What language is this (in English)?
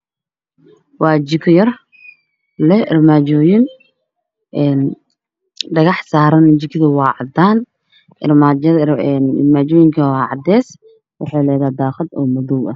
Somali